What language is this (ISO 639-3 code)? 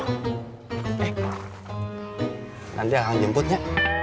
ind